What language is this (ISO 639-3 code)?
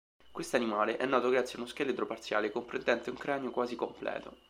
ita